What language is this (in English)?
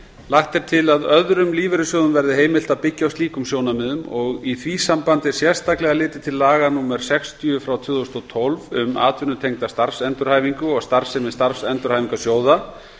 Icelandic